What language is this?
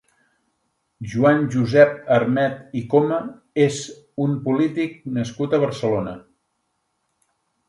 Catalan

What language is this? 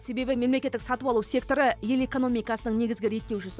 Kazakh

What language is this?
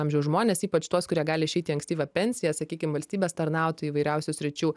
Lithuanian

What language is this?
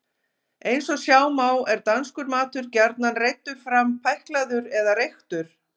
Icelandic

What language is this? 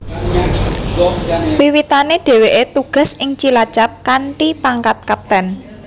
Javanese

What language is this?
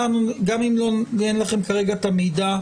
Hebrew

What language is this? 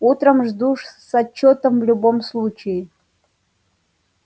Russian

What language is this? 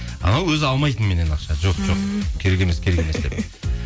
Kazakh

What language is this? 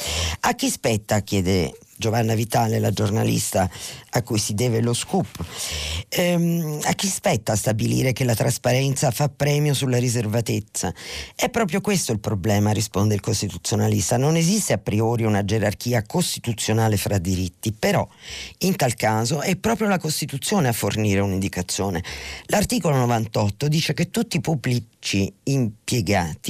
Italian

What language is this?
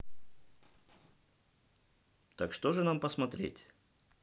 Russian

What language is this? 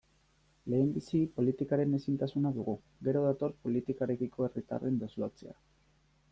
Basque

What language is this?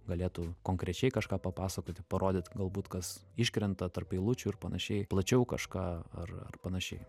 Lithuanian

